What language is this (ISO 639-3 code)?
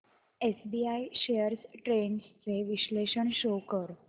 mar